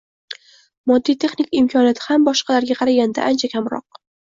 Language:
Uzbek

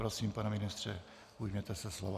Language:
Czech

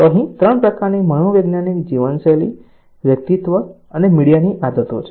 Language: Gujarati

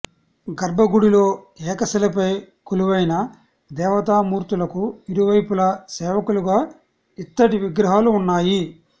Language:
Telugu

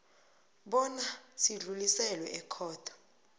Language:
South Ndebele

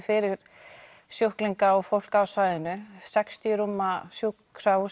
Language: Icelandic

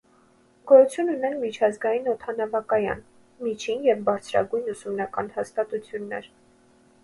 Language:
Armenian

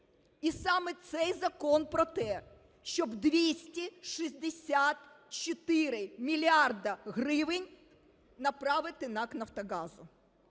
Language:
Ukrainian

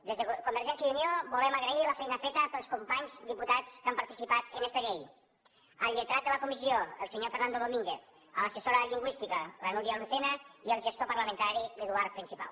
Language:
Catalan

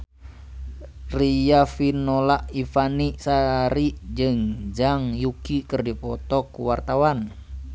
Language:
Sundanese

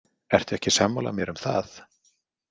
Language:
Icelandic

